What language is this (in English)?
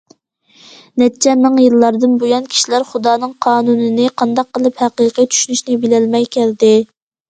Uyghur